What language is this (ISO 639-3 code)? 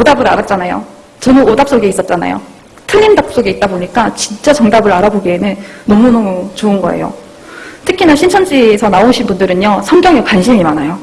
kor